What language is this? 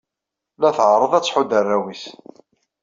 Kabyle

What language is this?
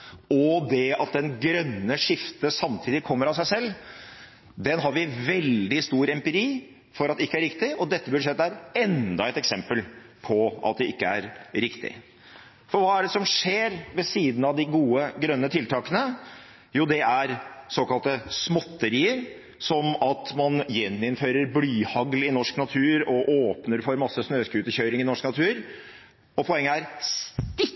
Norwegian Bokmål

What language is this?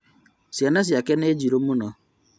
Kikuyu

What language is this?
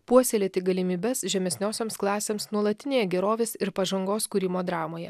Lithuanian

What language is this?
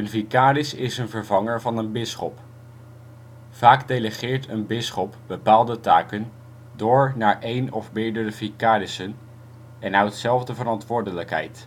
Dutch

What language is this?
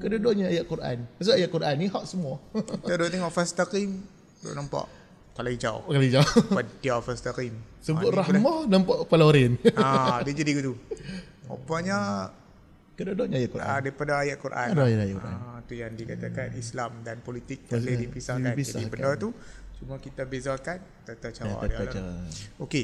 Malay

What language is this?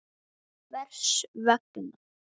Icelandic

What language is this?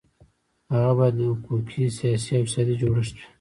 Pashto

